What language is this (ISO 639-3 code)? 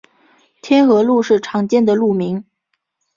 zho